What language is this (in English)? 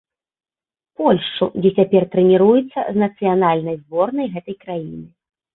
Belarusian